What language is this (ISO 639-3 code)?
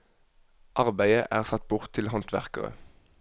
nor